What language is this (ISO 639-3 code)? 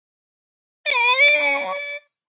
kat